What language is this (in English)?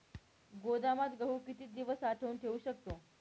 Marathi